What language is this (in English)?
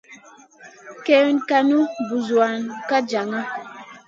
Masana